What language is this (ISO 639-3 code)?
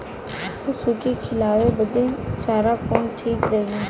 bho